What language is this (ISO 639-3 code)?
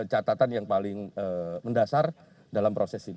ind